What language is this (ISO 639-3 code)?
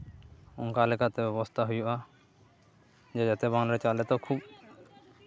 sat